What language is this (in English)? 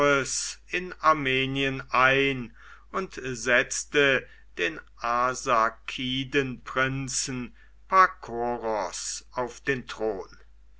German